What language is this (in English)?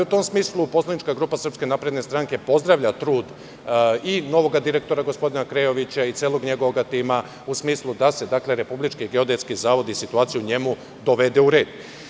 Serbian